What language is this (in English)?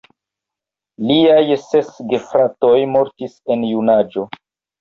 Esperanto